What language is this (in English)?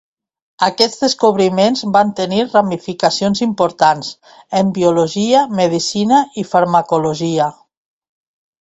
Catalan